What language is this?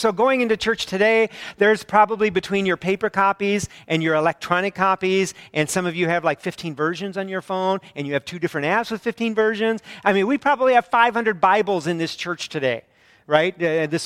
English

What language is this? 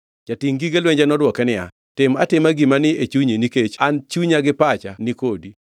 Luo (Kenya and Tanzania)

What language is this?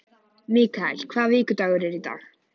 Icelandic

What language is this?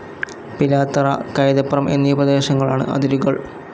Malayalam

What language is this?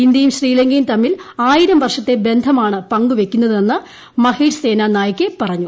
Malayalam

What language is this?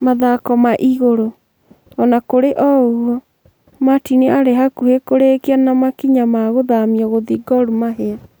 Kikuyu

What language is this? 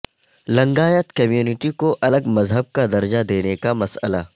Urdu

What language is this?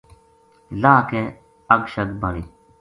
Gujari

